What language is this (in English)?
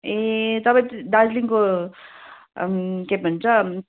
Nepali